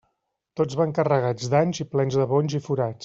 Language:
Catalan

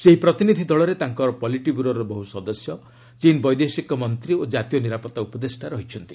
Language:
Odia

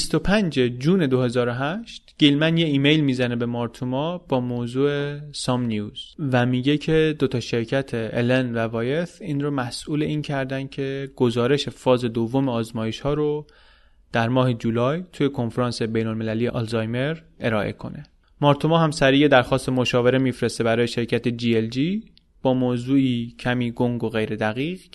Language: Persian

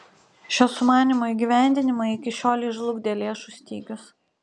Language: Lithuanian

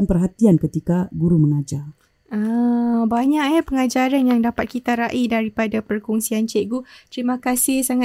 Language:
Malay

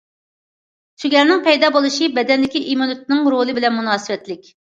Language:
Uyghur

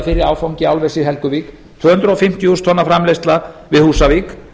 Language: Icelandic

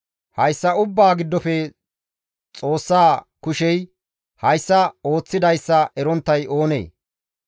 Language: Gamo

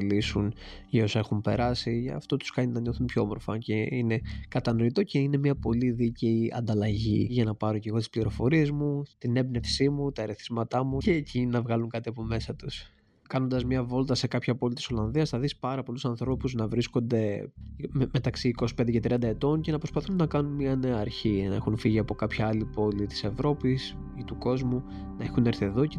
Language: Greek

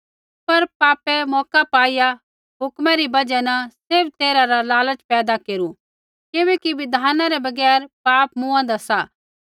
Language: Kullu Pahari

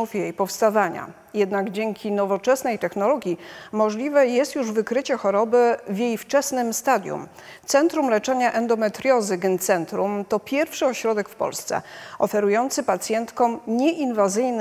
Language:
Polish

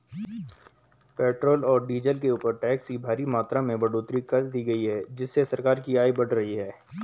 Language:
Hindi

